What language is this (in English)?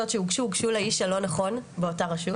Hebrew